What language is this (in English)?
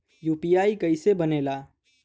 Bhojpuri